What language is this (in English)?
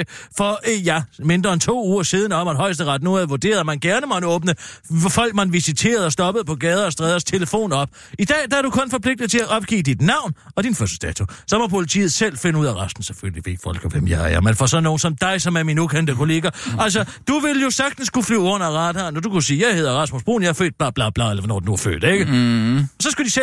Danish